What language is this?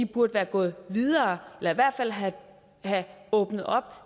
Danish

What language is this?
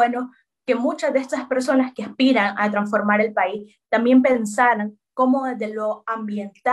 Spanish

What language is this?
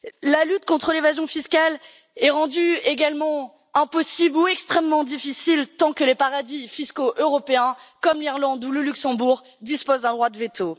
French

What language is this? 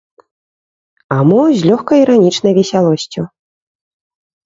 Belarusian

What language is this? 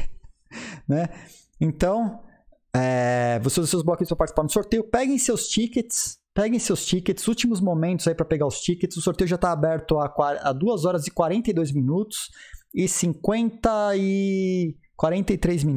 Portuguese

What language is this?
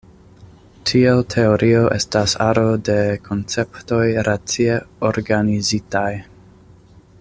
Esperanto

